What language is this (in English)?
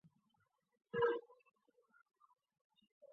Chinese